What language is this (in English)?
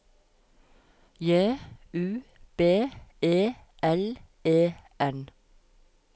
Norwegian